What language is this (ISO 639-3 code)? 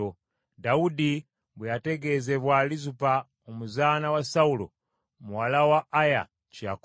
lug